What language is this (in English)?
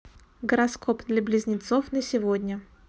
Russian